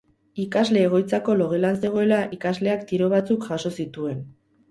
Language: Basque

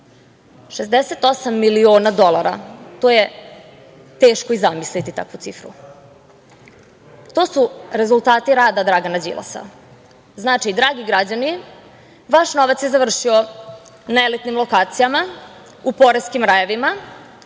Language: Serbian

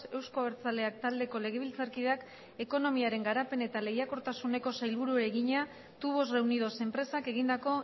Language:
Basque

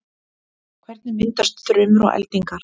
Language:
Icelandic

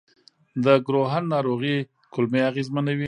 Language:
Pashto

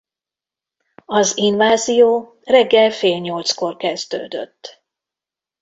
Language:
Hungarian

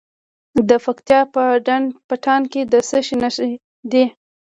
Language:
Pashto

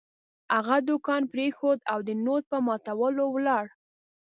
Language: Pashto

